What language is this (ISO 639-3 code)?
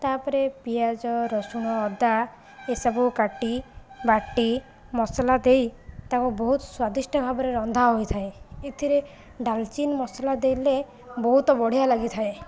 ori